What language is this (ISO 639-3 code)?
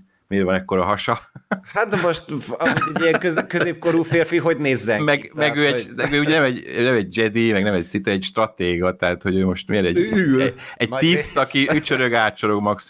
hun